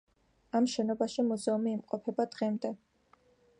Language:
Georgian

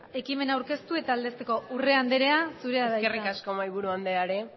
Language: Basque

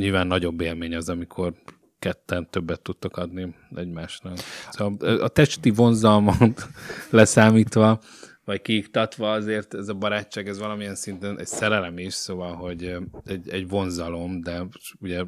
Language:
Hungarian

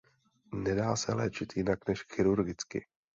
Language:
Czech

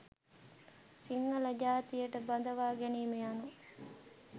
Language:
Sinhala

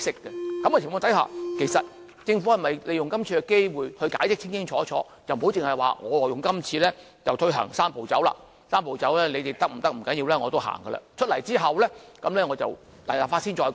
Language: Cantonese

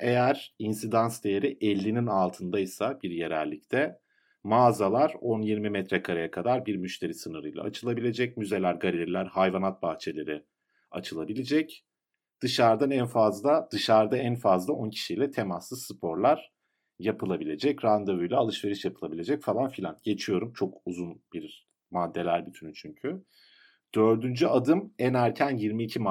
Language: Turkish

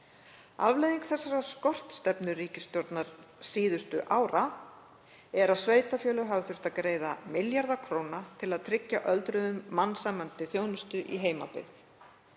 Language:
Icelandic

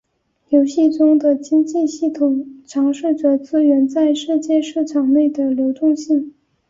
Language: Chinese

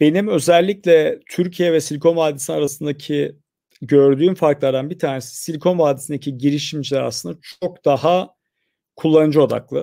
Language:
Turkish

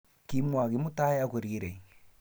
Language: Kalenjin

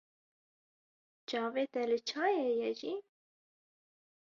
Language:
Kurdish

